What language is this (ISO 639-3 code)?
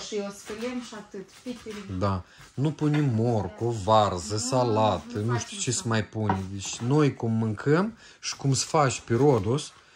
ron